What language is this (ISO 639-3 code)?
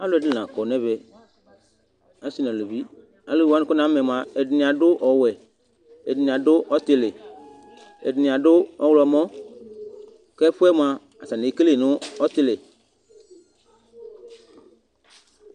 kpo